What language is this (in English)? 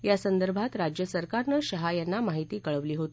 Marathi